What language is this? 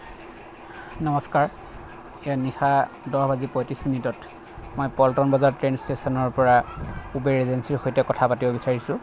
Assamese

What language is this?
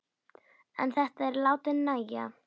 Icelandic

